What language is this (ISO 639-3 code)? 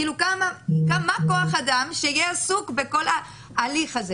heb